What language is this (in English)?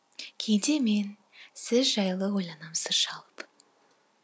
Kazakh